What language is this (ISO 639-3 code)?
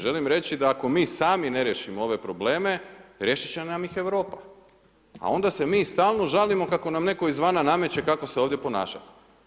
hrv